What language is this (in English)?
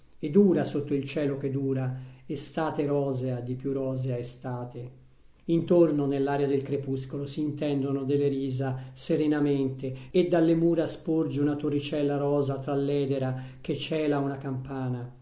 Italian